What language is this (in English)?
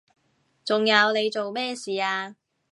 Cantonese